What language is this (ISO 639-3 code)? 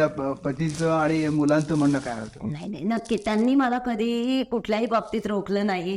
mar